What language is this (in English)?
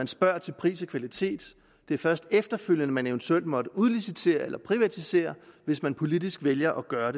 Danish